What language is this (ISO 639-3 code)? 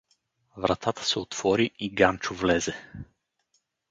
bul